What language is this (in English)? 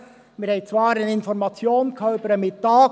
Swiss German